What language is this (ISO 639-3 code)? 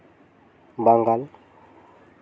sat